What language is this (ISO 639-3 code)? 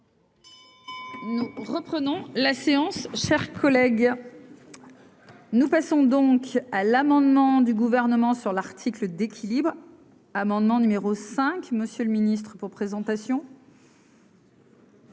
fra